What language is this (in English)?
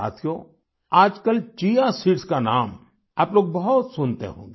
Hindi